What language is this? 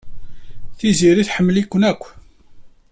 Kabyle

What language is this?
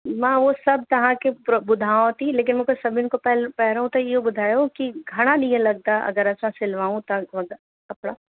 Sindhi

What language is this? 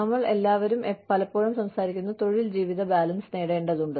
Malayalam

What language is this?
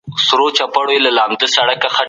Pashto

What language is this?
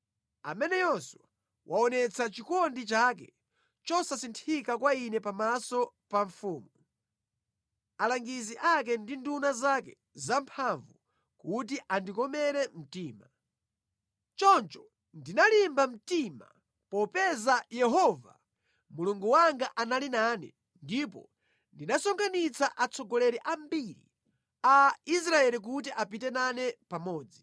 Nyanja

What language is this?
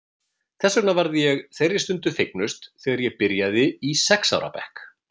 Icelandic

